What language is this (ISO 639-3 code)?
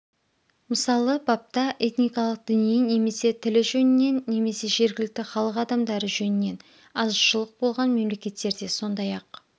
kaz